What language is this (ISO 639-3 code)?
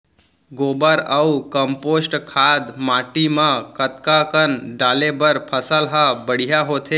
hne